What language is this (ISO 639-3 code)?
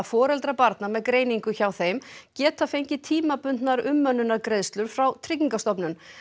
isl